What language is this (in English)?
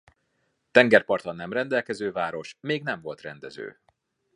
Hungarian